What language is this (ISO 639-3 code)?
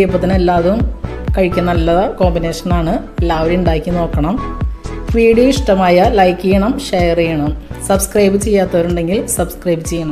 ron